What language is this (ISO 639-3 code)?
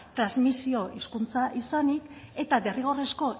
eus